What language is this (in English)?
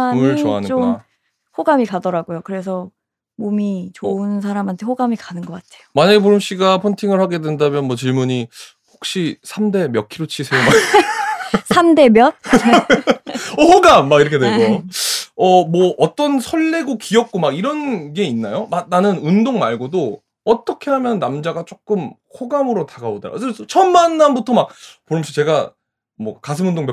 Korean